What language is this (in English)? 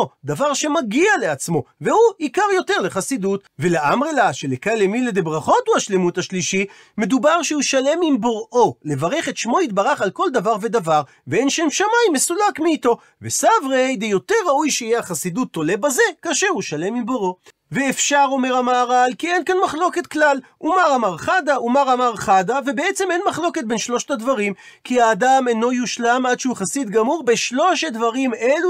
Hebrew